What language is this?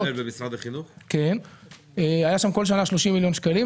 Hebrew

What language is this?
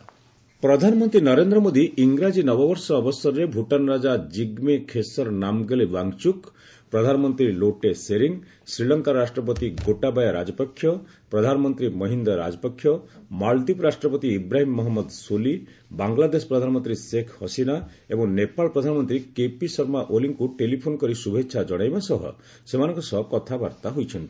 Odia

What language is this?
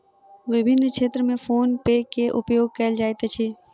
Maithili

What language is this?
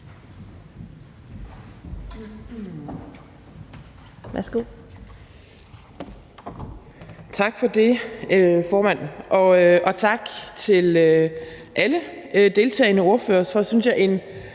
Danish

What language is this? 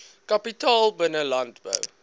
Afrikaans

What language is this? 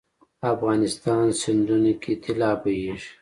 Pashto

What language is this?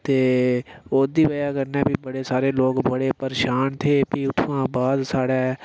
Dogri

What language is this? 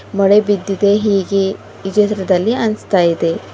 Kannada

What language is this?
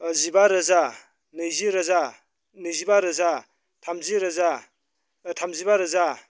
Bodo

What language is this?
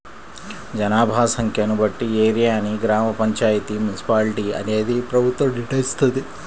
Telugu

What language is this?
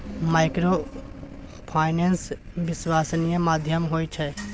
Maithili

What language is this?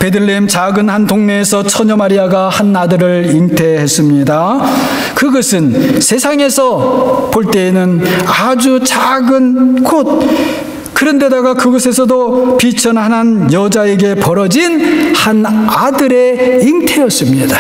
Korean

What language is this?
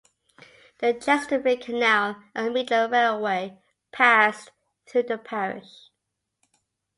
English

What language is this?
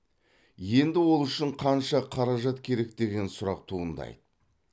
Kazakh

